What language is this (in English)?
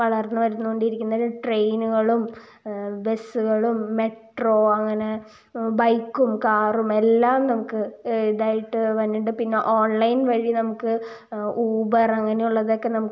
Malayalam